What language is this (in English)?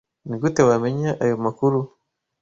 Kinyarwanda